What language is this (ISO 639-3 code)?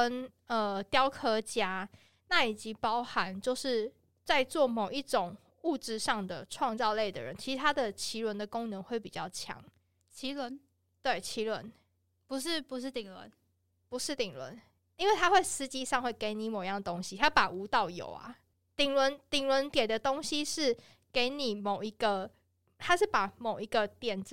zho